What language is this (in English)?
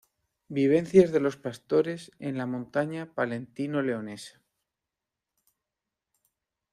Spanish